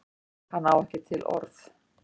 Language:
Icelandic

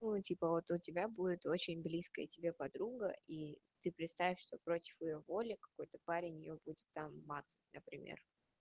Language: Russian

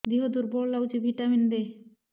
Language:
Odia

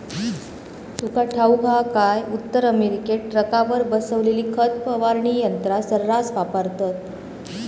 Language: Marathi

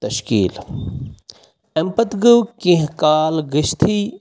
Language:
Kashmiri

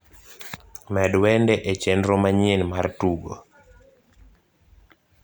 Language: Luo (Kenya and Tanzania)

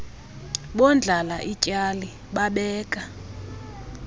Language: Xhosa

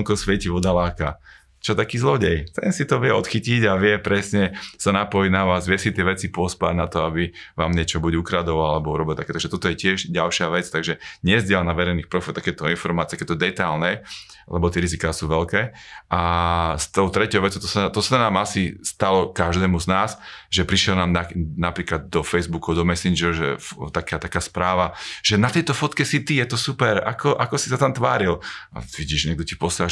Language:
Slovak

